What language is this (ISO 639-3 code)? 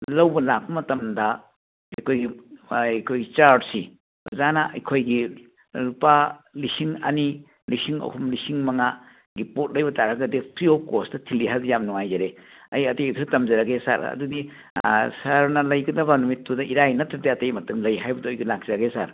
mni